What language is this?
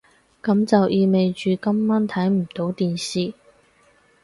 Cantonese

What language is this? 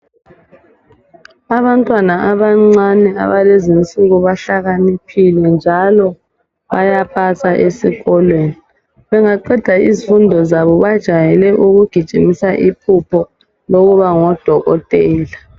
North Ndebele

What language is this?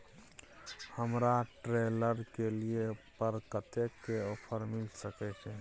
Maithili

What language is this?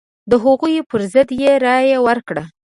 Pashto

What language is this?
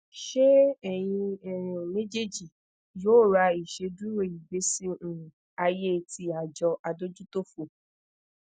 Yoruba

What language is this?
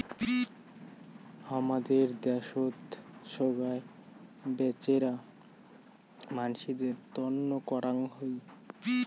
Bangla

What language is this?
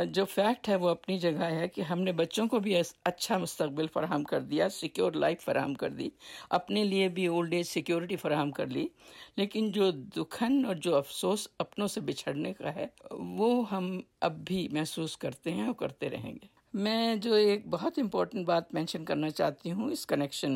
Urdu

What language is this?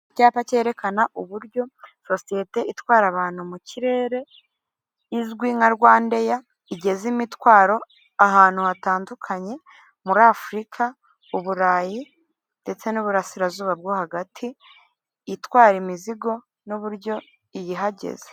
Kinyarwanda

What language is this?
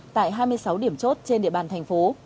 Vietnamese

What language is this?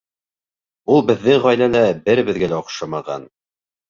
Bashkir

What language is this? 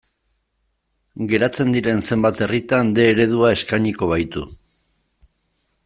Basque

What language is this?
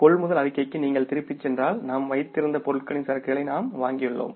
Tamil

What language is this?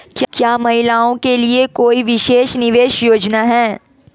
Hindi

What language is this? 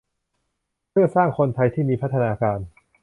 Thai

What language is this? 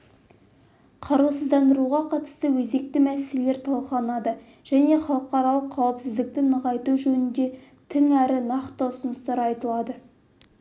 Kazakh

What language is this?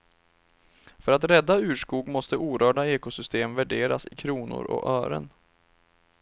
Swedish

